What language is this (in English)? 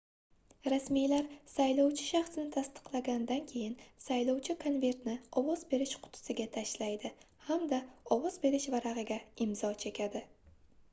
Uzbek